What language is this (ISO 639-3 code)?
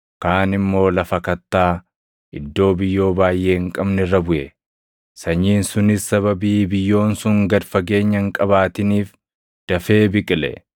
orm